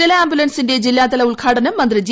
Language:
Malayalam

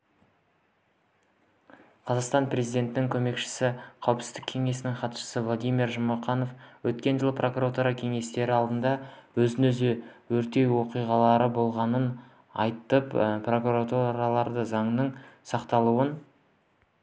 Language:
Kazakh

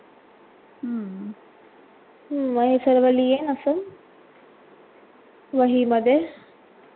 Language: Marathi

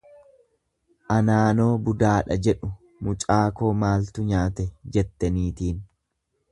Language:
Oromo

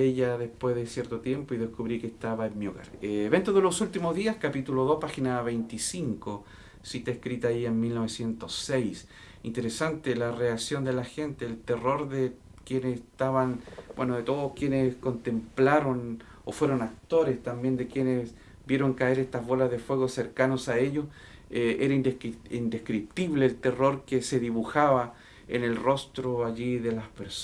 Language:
Spanish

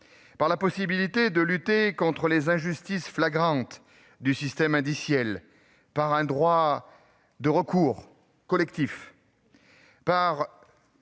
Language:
French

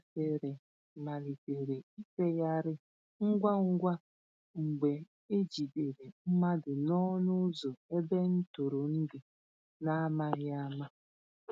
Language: Igbo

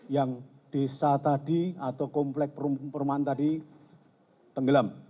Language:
Indonesian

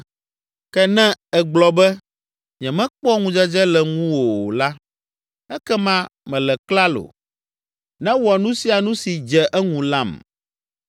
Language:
Ewe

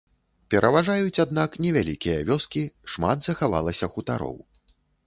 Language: Belarusian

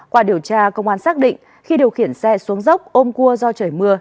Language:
Vietnamese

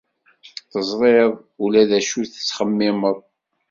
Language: Kabyle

